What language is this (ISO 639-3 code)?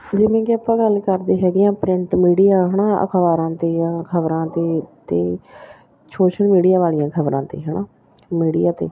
pan